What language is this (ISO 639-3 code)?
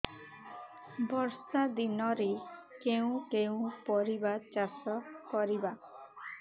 ori